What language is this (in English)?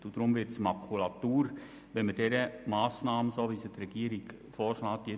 Swiss German